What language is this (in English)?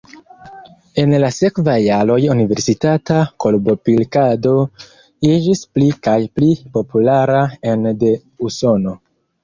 Esperanto